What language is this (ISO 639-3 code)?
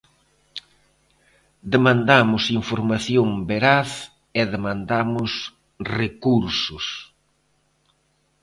glg